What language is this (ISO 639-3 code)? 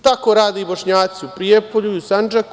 srp